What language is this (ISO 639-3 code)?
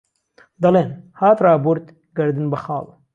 ckb